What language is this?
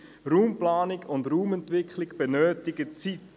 Swiss German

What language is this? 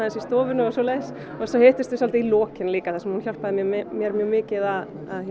Icelandic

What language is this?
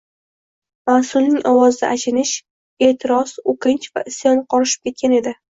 Uzbek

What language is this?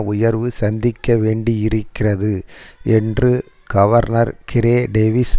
Tamil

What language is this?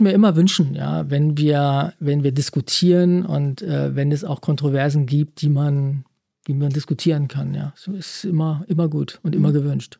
German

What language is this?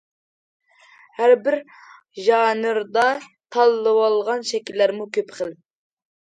Uyghur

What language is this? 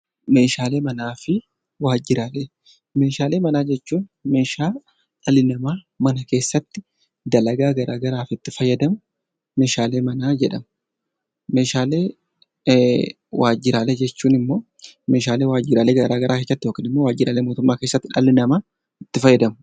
Oromo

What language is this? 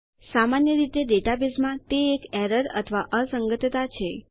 Gujarati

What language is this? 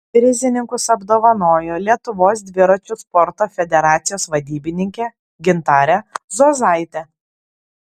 Lithuanian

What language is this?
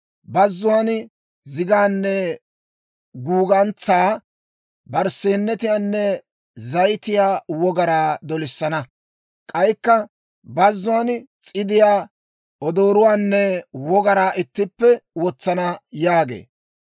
Dawro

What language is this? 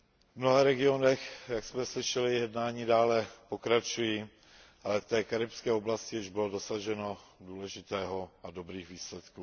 Czech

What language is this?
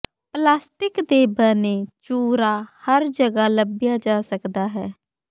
Punjabi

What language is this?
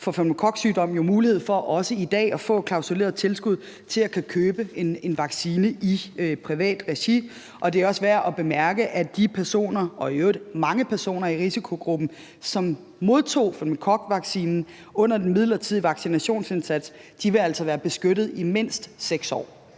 Danish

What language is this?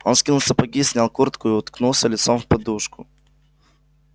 Russian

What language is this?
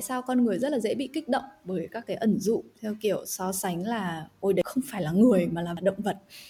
Vietnamese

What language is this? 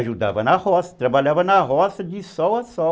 Portuguese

